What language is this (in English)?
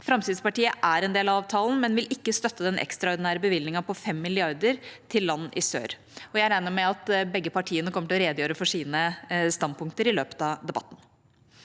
Norwegian